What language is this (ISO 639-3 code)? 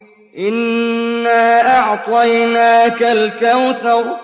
ara